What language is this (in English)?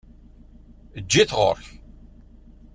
Kabyle